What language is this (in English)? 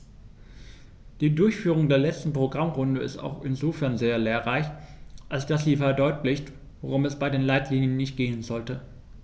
German